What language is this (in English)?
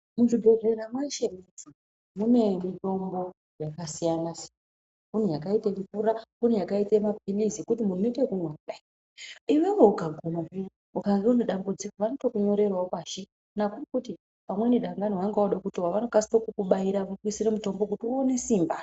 Ndau